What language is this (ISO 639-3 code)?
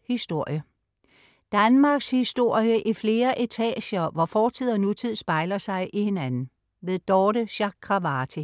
dan